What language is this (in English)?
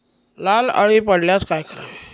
Marathi